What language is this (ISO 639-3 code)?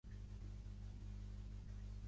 cat